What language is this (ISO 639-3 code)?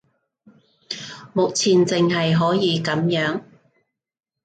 yue